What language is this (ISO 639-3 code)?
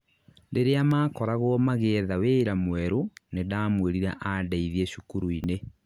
kik